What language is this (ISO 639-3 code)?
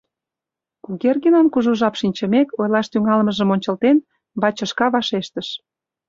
chm